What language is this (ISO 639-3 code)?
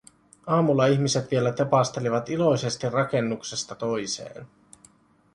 fin